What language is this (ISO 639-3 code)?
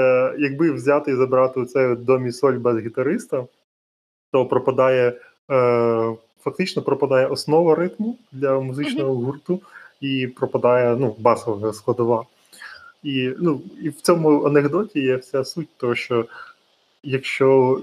ukr